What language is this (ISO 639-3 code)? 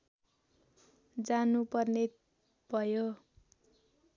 nep